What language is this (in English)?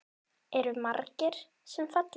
Icelandic